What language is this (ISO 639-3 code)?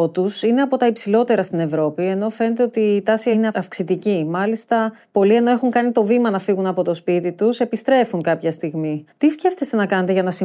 ell